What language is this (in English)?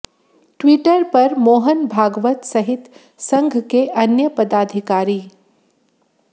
Hindi